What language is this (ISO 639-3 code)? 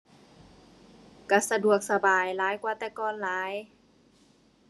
tha